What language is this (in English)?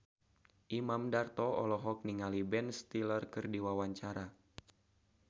Sundanese